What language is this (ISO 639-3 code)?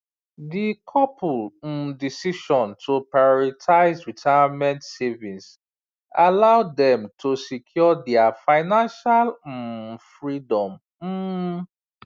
pcm